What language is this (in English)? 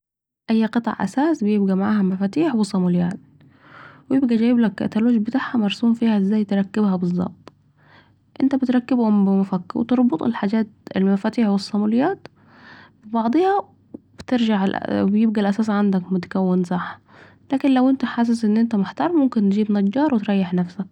Saidi Arabic